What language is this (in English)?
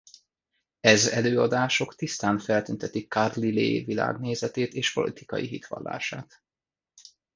Hungarian